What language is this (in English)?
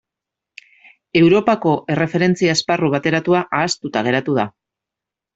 Basque